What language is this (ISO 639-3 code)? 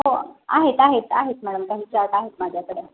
mar